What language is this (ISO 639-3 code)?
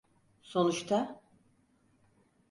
tur